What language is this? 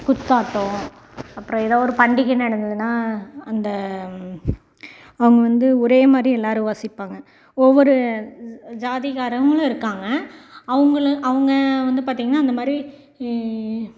Tamil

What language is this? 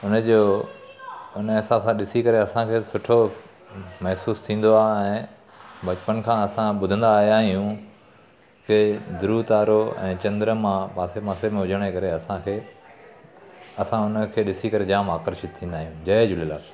Sindhi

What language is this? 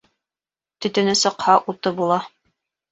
Bashkir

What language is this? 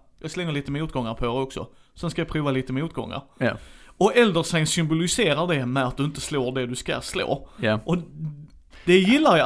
Swedish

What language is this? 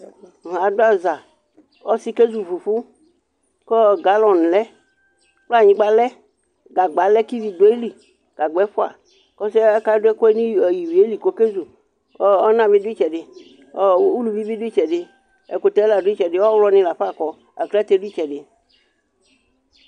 Ikposo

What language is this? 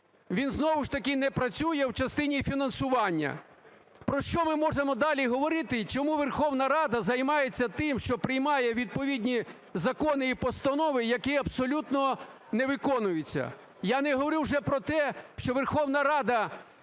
Ukrainian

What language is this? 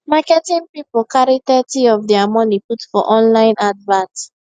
Nigerian Pidgin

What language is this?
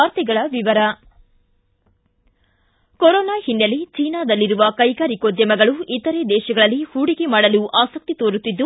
Kannada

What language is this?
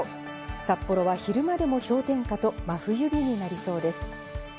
Japanese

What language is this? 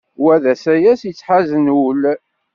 Kabyle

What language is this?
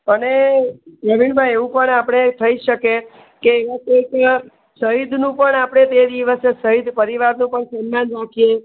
Gujarati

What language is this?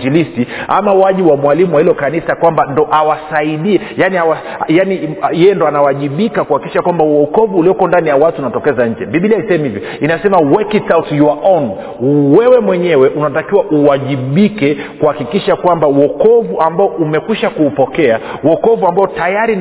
Swahili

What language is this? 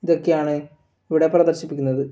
Malayalam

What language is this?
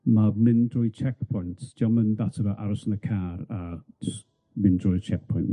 Welsh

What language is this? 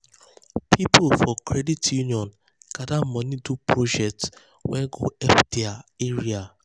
Nigerian Pidgin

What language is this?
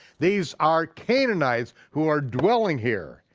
English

